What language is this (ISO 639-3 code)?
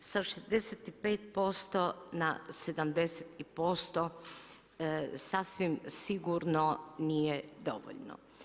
hrv